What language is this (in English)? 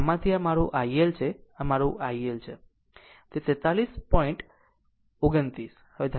Gujarati